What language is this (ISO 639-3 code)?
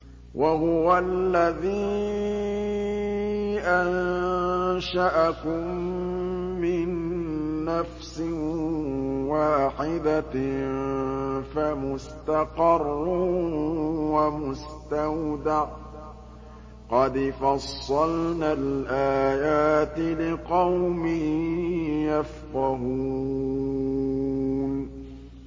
ara